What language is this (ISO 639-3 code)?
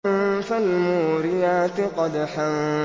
ara